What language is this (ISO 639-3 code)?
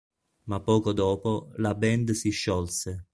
ita